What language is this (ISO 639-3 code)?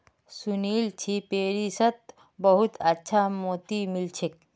mag